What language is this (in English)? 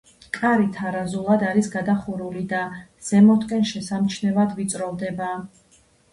Georgian